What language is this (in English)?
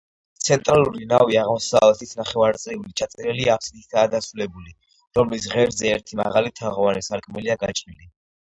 Georgian